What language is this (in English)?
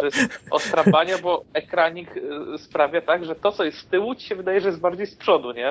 Polish